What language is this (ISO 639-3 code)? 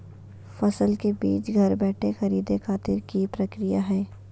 mag